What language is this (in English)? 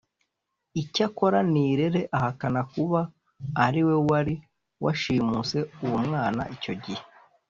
Kinyarwanda